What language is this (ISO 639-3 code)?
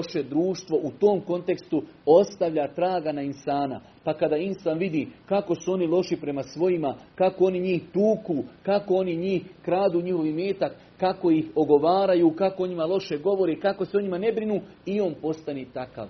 hrv